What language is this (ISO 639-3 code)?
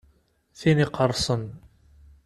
kab